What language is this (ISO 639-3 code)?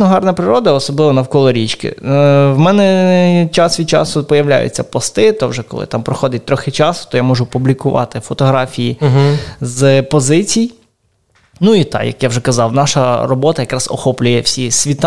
ukr